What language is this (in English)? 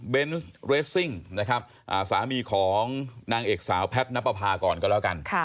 Thai